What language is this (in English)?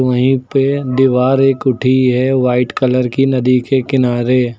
Hindi